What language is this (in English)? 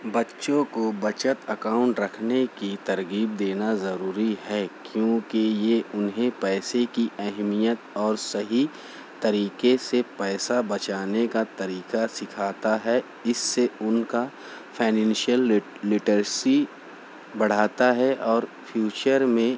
Urdu